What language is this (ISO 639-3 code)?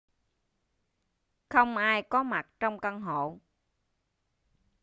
vie